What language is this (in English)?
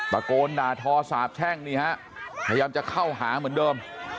Thai